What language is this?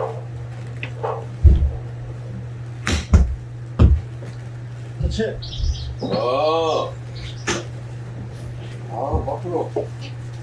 Korean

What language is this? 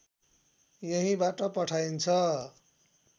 Nepali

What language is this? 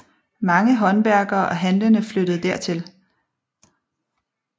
Danish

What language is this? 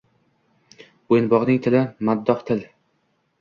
Uzbek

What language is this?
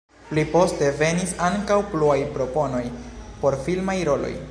Esperanto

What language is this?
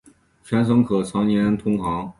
Chinese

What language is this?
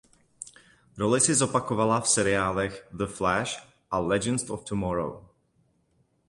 Czech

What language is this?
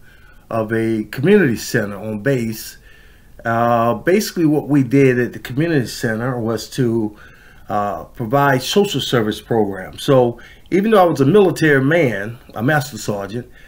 English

